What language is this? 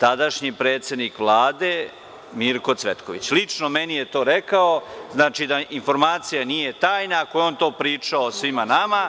Serbian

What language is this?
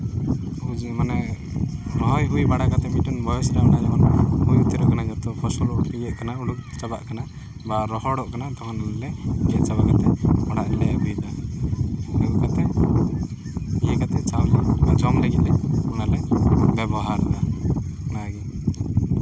Santali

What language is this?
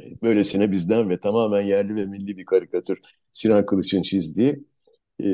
Turkish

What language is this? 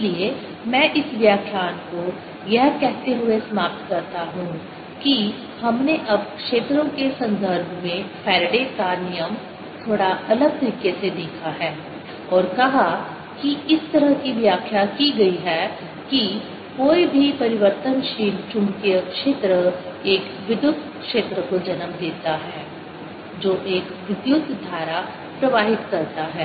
Hindi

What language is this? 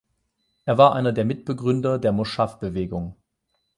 German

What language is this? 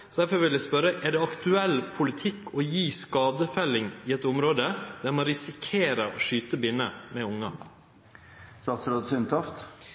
Norwegian Nynorsk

